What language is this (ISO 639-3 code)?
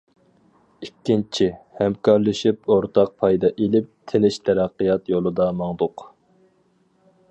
uig